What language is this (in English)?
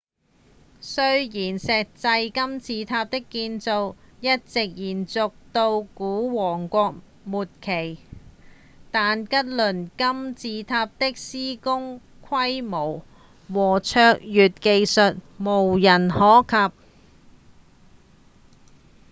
Cantonese